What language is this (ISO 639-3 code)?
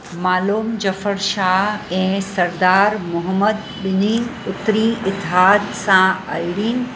snd